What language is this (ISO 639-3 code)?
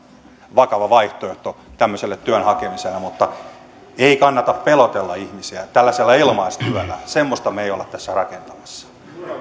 fin